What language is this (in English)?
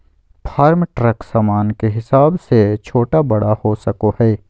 Magahi